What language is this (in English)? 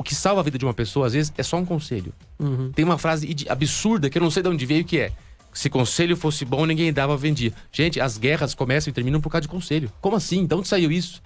Portuguese